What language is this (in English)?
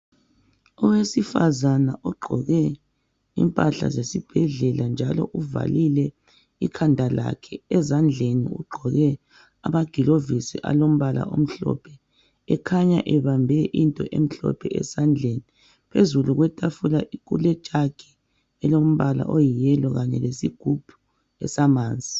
North Ndebele